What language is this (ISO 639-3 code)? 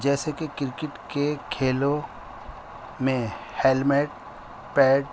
urd